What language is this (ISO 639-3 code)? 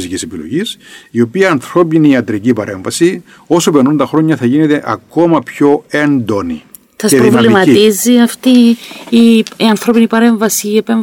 ell